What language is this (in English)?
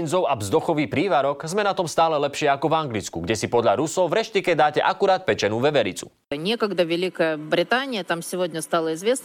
Slovak